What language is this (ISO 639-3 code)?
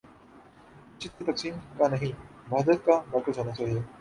urd